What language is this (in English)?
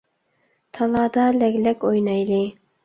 Uyghur